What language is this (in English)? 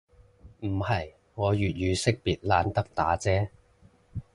Cantonese